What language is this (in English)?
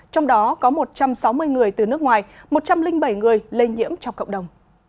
Vietnamese